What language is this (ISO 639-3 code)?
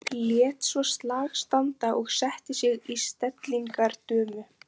isl